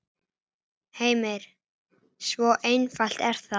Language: Icelandic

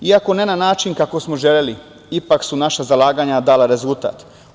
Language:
Serbian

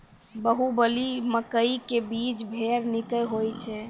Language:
Maithili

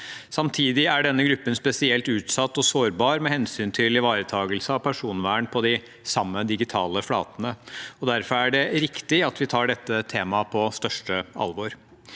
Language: Norwegian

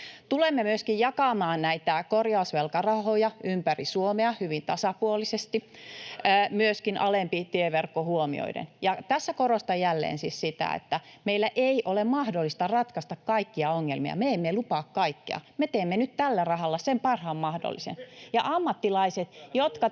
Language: Finnish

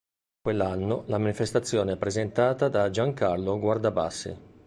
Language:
Italian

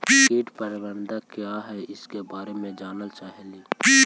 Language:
Magahi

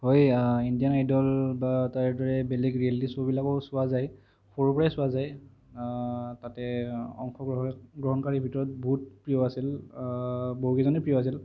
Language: Assamese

